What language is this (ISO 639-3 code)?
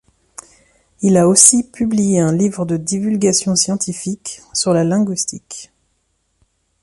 fra